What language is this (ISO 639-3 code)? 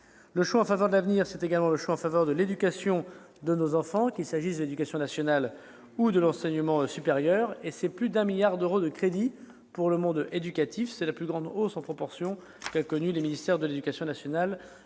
fra